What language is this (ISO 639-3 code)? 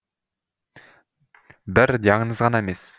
kaz